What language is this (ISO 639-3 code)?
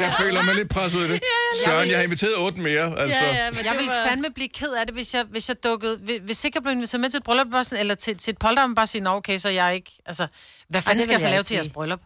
dan